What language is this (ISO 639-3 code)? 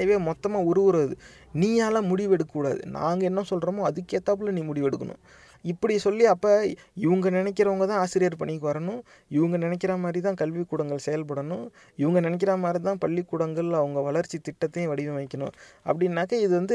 tam